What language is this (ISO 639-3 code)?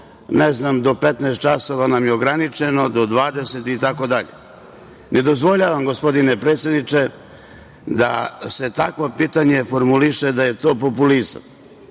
srp